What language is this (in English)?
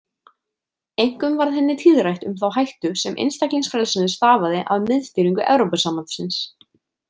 Icelandic